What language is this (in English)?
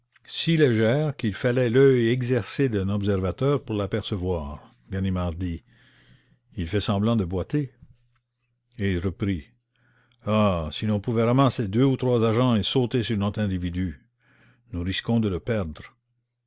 French